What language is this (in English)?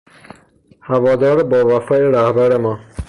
Persian